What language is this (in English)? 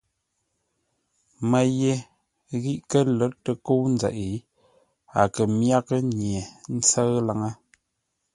Ngombale